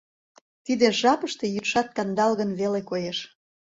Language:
Mari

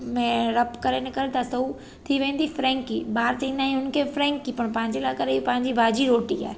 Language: Sindhi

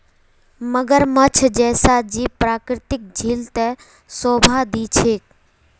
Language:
Magahi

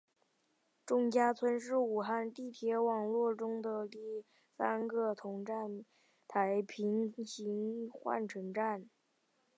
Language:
Chinese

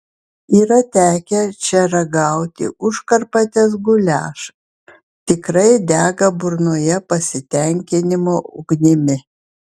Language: Lithuanian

